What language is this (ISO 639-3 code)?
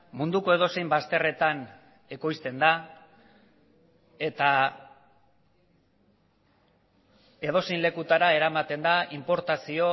eus